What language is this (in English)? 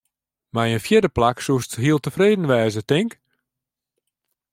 Western Frisian